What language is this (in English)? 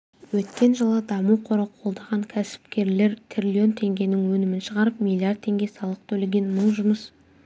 Kazakh